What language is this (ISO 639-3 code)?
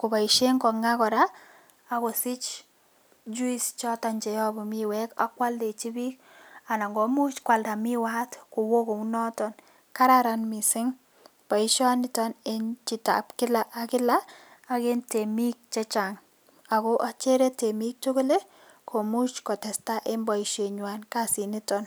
kln